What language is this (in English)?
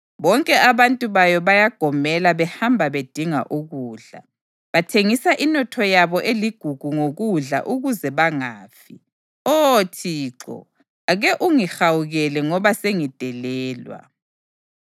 North Ndebele